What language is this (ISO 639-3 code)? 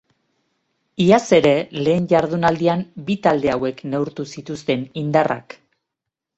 eus